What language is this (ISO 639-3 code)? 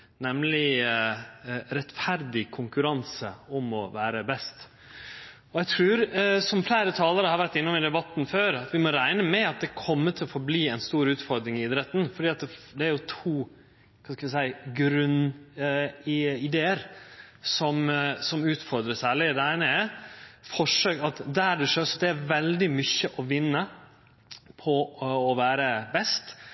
nno